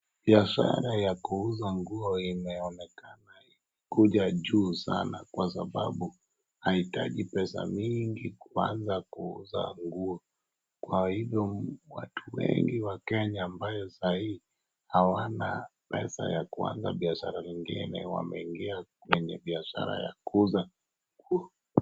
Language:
Swahili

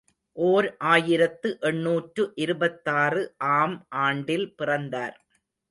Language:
Tamil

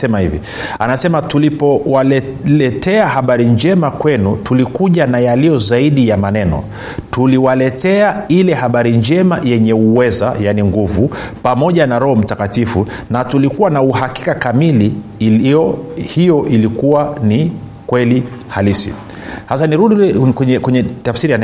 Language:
Swahili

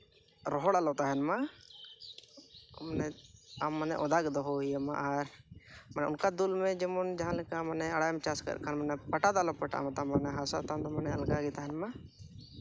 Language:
Santali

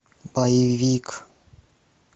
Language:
Russian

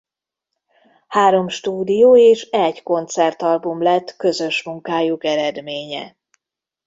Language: Hungarian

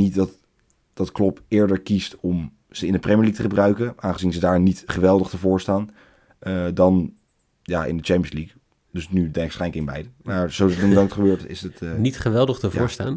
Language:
Dutch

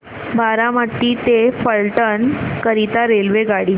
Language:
Marathi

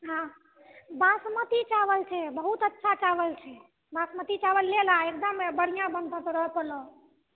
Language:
Maithili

